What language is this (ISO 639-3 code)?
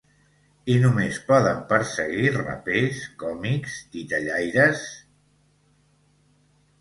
cat